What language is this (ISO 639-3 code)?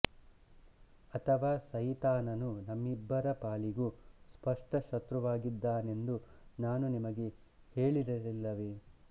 kan